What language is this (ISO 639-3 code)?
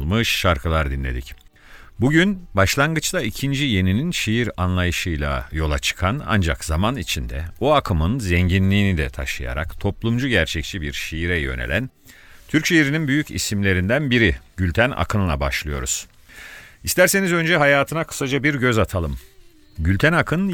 tur